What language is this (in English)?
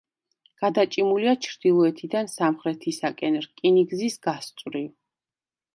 Georgian